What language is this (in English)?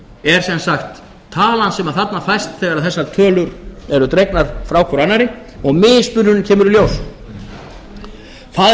Icelandic